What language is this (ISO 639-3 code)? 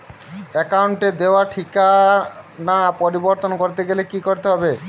ben